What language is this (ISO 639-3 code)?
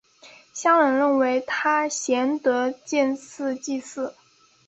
zho